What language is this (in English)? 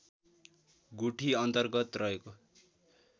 Nepali